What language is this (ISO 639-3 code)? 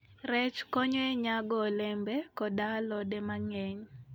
luo